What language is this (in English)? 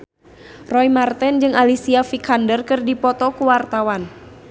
Sundanese